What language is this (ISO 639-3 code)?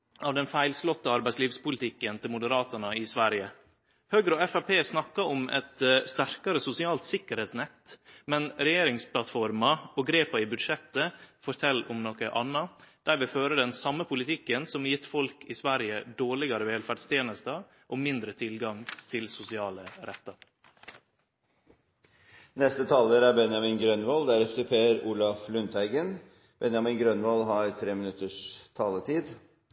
nor